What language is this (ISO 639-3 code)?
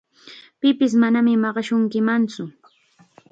qxa